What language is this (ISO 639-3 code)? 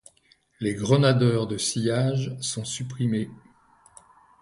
fra